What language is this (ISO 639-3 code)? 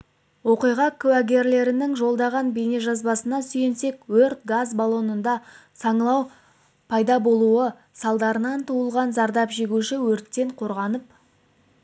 kaz